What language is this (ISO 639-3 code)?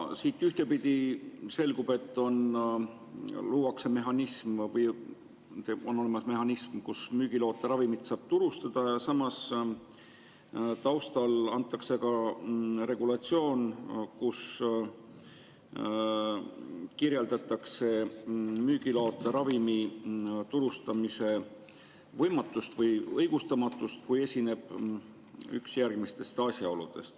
est